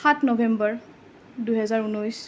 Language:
Assamese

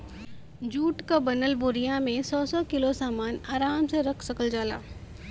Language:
Bhojpuri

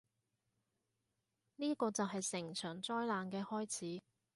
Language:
Cantonese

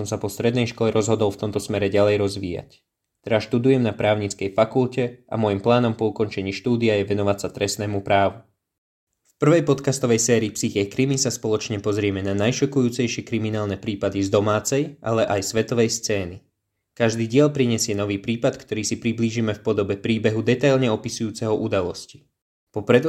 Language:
Slovak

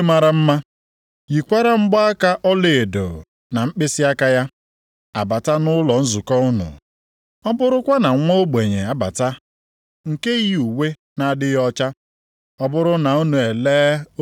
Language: Igbo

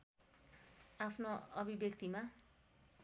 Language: Nepali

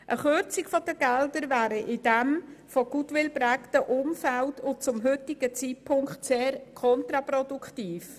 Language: Swiss German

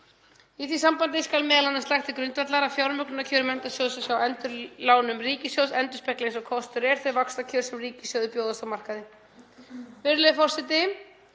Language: Icelandic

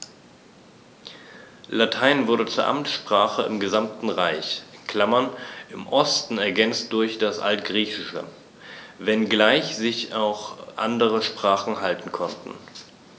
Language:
German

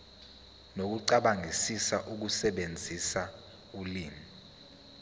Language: Zulu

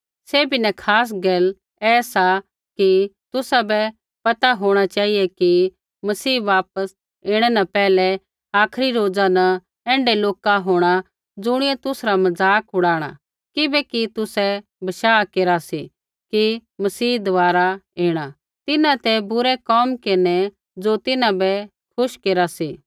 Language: Kullu Pahari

